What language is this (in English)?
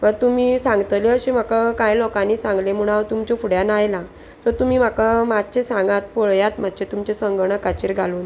Konkani